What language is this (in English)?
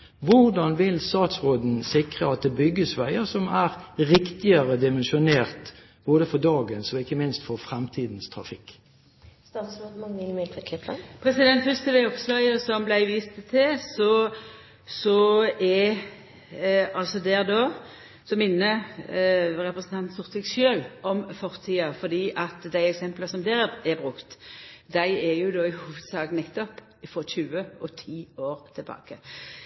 Norwegian